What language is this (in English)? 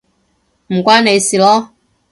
Cantonese